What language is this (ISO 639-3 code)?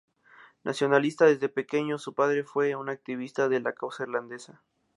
spa